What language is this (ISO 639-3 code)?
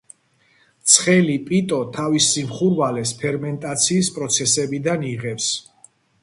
kat